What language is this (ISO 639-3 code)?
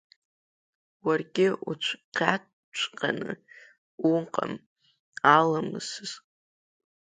abk